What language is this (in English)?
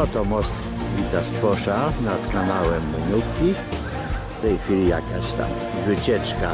Polish